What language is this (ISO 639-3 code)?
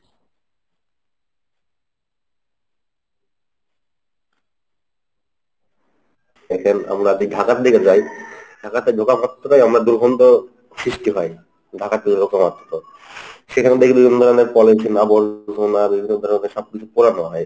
ben